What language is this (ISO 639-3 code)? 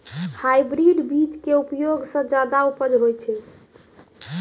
mai